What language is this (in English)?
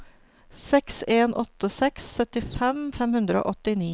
Norwegian